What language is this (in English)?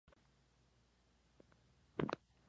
Spanish